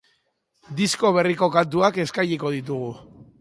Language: Basque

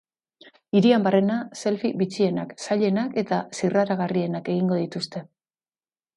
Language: Basque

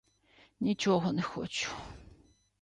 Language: Ukrainian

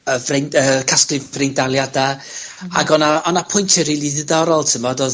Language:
Welsh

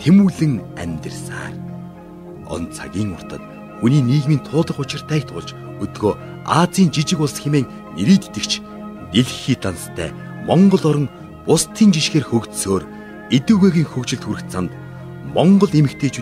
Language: Turkish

